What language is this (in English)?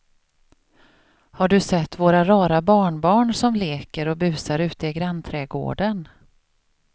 Swedish